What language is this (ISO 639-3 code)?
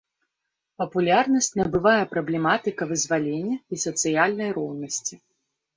bel